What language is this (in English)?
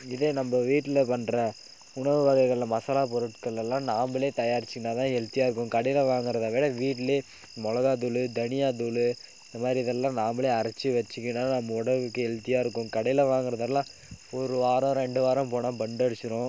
Tamil